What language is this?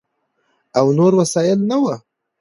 Pashto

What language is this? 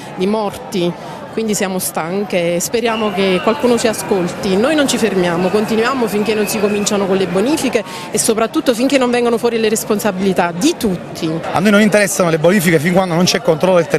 Italian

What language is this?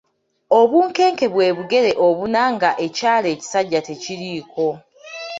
Ganda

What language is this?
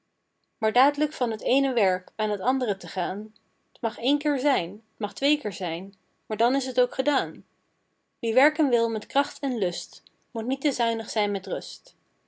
Dutch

